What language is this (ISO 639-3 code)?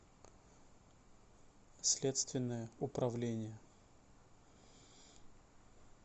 rus